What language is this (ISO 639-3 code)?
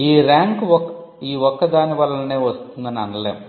tel